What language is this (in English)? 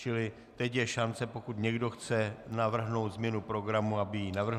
Czech